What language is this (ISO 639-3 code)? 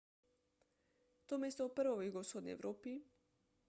slv